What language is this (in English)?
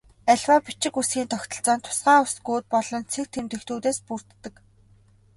Mongolian